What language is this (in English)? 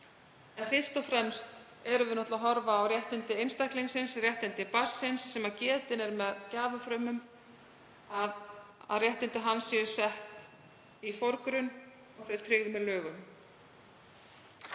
Icelandic